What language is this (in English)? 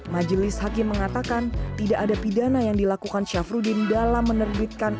Indonesian